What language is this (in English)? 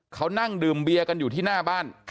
Thai